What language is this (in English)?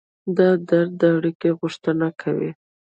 Pashto